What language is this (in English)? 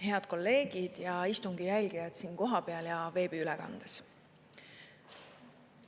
Estonian